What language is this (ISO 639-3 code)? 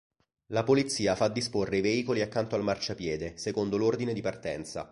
ita